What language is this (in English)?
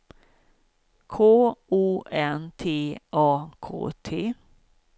Swedish